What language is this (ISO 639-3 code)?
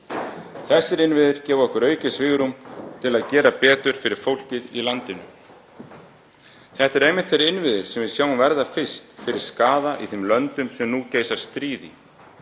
isl